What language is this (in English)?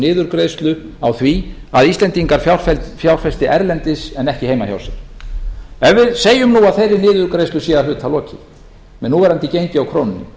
Icelandic